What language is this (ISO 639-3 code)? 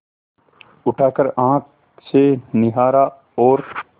hin